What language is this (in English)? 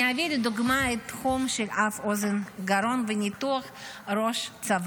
Hebrew